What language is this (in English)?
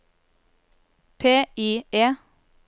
Norwegian